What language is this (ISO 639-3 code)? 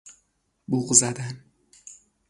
fas